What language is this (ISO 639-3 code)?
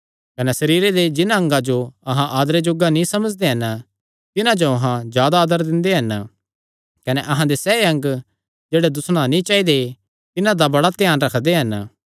xnr